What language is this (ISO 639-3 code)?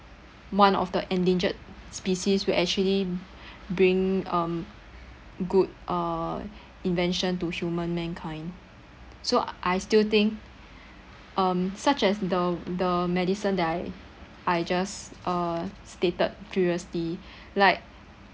eng